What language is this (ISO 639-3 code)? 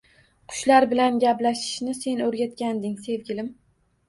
uzb